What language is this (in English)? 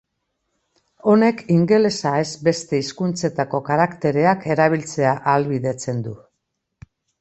Basque